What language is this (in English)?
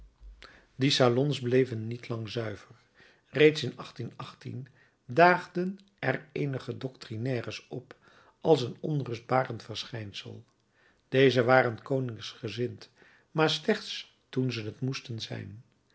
Dutch